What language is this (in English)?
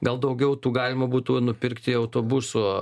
Lithuanian